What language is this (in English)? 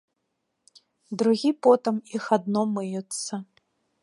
Belarusian